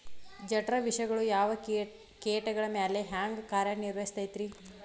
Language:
Kannada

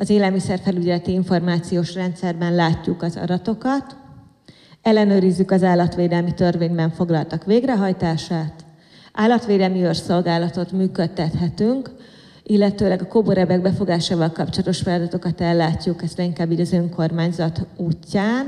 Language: Hungarian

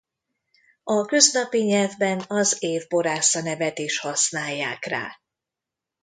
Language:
Hungarian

